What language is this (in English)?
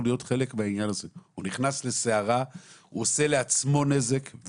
Hebrew